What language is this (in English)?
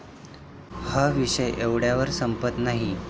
Marathi